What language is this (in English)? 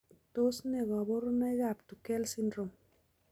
Kalenjin